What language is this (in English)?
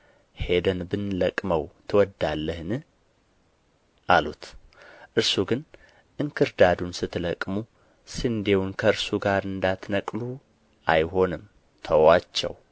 Amharic